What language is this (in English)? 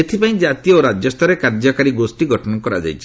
Odia